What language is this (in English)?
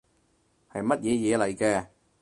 Cantonese